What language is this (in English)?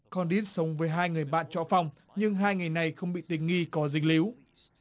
Vietnamese